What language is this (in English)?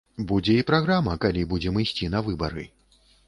Belarusian